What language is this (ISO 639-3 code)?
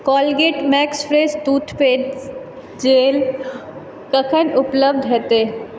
mai